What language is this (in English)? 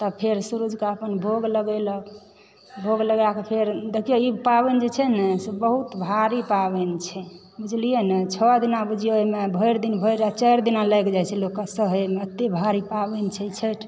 Maithili